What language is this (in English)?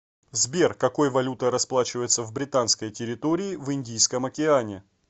Russian